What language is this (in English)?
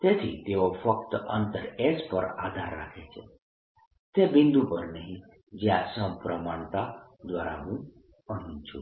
Gujarati